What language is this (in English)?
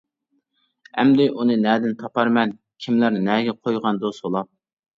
Uyghur